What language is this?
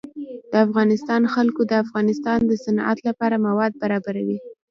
Pashto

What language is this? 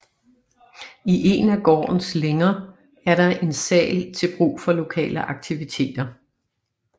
Danish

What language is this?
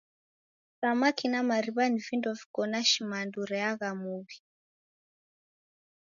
Taita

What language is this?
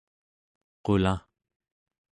Central Yupik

